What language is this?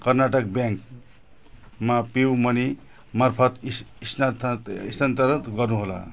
Nepali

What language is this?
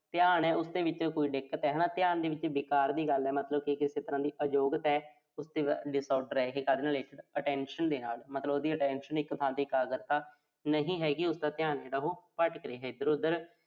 Punjabi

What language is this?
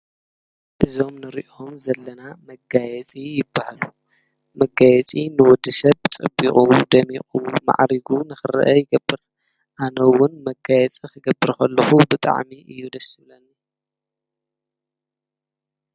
Tigrinya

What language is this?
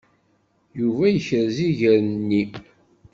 Kabyle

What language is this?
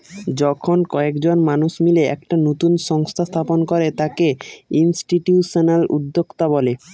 Bangla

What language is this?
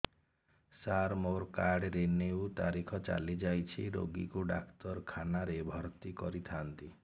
Odia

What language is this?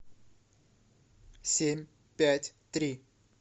Russian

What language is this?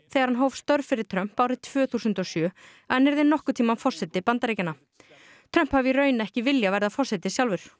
Icelandic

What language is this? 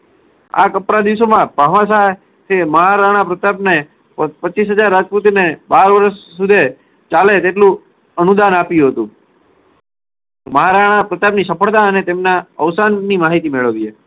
Gujarati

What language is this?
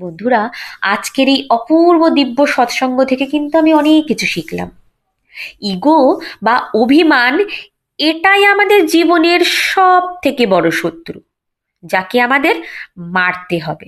Bangla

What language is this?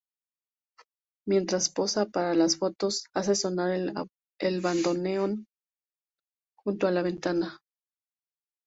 Spanish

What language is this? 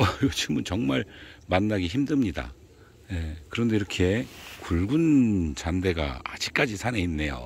Korean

